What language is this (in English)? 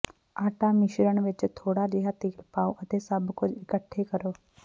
Punjabi